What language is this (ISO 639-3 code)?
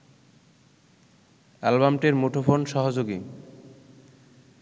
ben